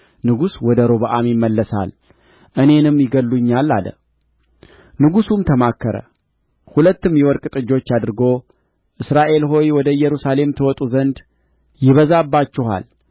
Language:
Amharic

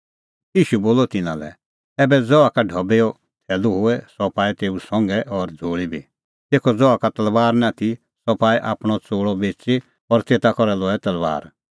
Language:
Kullu Pahari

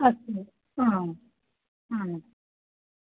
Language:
Sanskrit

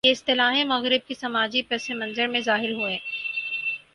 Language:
Urdu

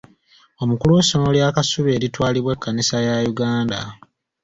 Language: Ganda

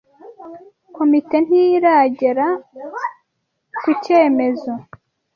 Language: Kinyarwanda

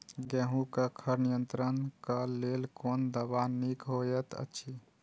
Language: Maithili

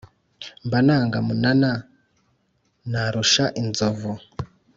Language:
Kinyarwanda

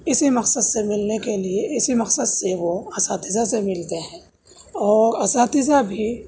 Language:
Urdu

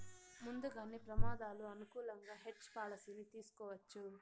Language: Telugu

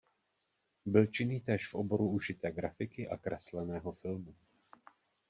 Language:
Czech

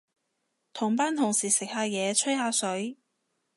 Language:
Cantonese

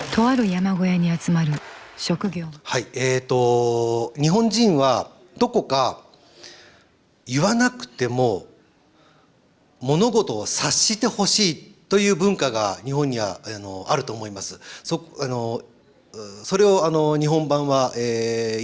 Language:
Indonesian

